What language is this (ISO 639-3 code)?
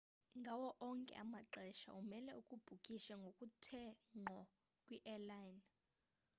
xho